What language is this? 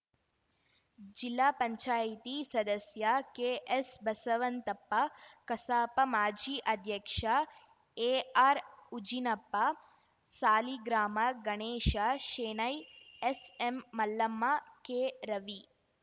Kannada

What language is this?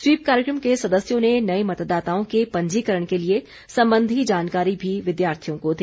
Hindi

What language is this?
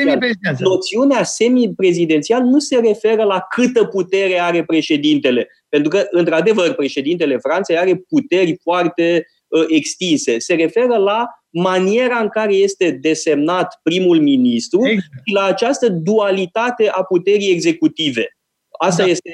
Romanian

